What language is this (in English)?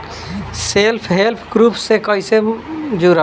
Bhojpuri